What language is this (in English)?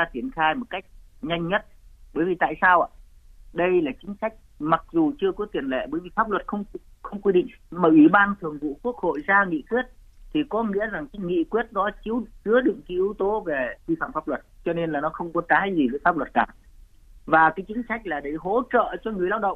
Vietnamese